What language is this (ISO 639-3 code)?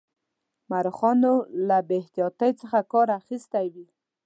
pus